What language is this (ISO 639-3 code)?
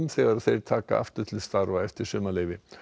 isl